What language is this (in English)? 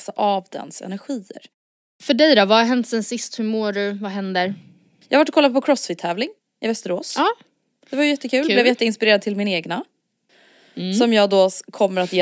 Swedish